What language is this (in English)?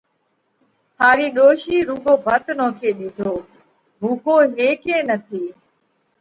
Parkari Koli